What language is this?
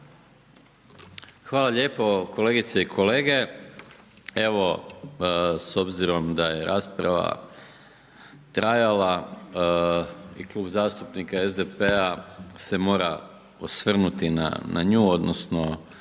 Croatian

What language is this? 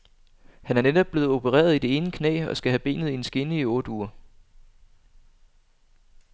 Danish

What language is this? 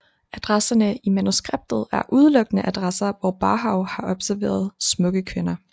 Danish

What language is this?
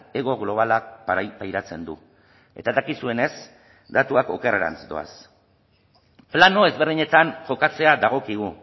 Basque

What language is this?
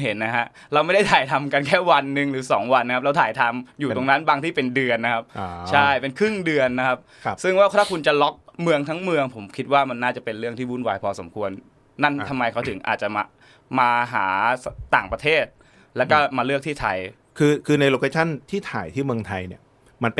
Thai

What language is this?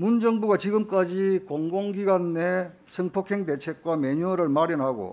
Korean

